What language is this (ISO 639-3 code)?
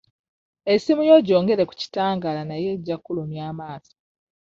lug